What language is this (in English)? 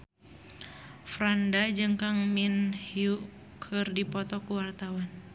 Sundanese